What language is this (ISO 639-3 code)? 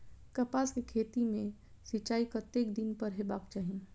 mai